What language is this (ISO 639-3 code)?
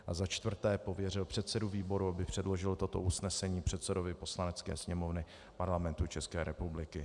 ces